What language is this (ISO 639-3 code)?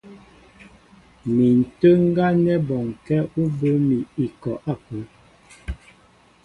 mbo